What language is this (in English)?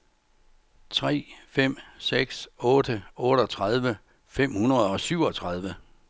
Danish